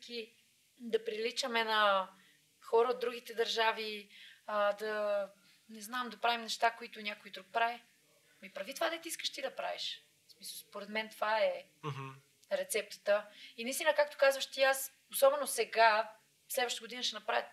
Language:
Bulgarian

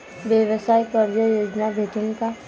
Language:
Marathi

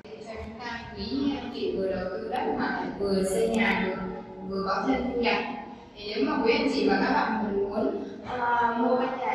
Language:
Vietnamese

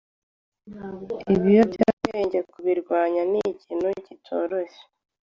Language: Kinyarwanda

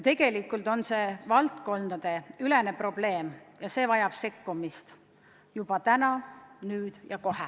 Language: Estonian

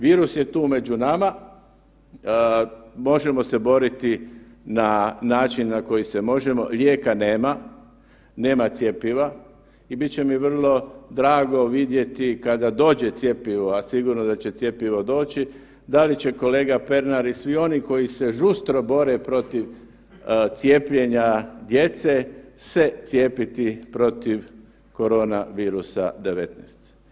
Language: Croatian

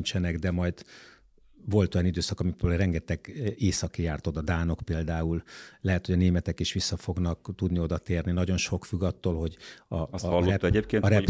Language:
Hungarian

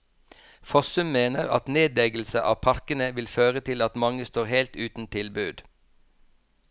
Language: Norwegian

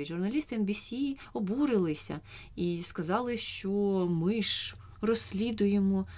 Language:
Ukrainian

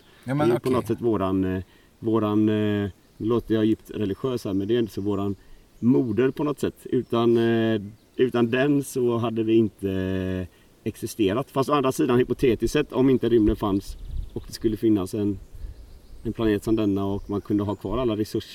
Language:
Swedish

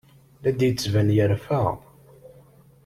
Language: Kabyle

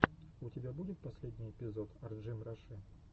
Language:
Russian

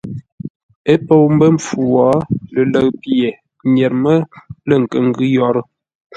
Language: Ngombale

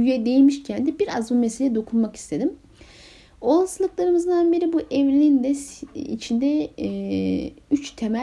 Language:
Turkish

